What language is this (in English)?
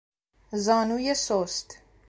Persian